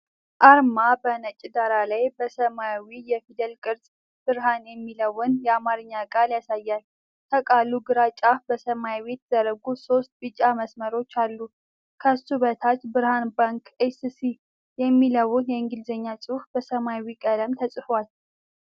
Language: Amharic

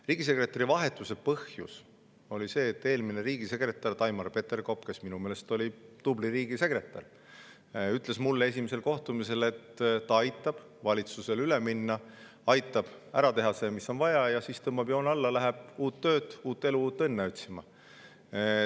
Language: Estonian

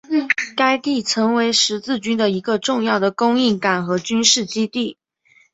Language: Chinese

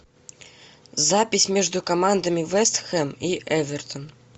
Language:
Russian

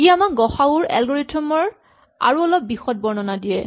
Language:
Assamese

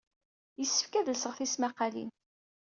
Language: Kabyle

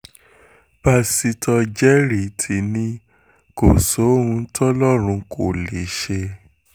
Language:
Yoruba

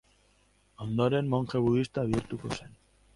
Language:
Basque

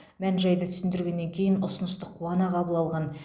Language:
Kazakh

